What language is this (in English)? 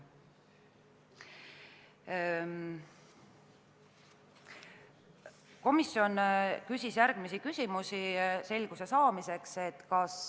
Estonian